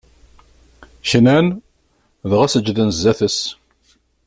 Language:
Kabyle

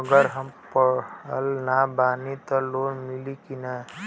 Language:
Bhojpuri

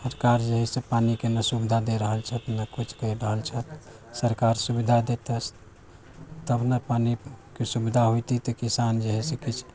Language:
Maithili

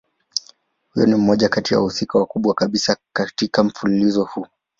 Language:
Swahili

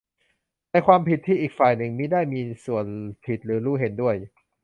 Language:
Thai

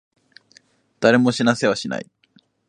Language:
Japanese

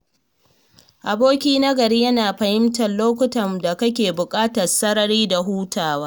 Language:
Hausa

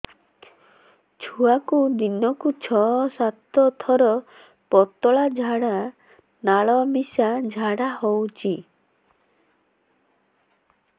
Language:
Odia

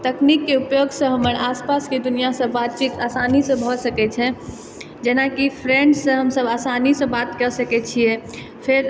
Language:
Maithili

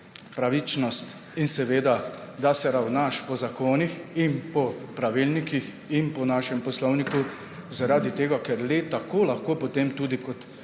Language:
Slovenian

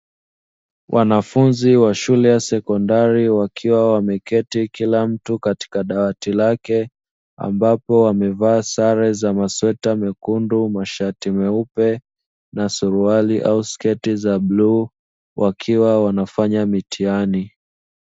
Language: Swahili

